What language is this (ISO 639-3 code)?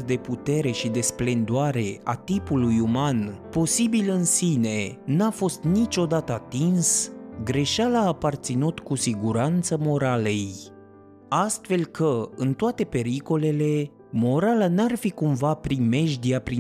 ron